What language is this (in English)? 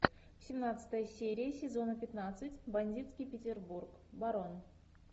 Russian